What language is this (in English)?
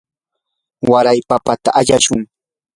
Yanahuanca Pasco Quechua